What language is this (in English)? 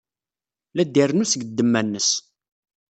Kabyle